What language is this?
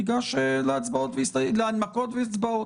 Hebrew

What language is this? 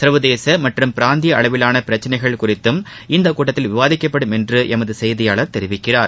Tamil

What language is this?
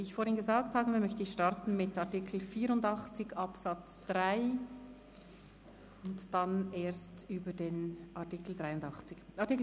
Swiss German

